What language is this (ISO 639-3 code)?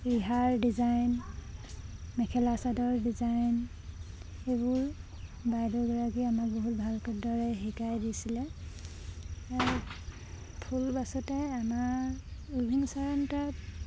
asm